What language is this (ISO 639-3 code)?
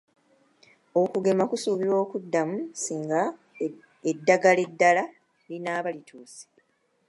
lug